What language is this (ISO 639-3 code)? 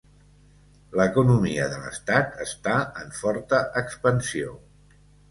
cat